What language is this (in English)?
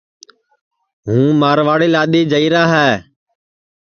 Sansi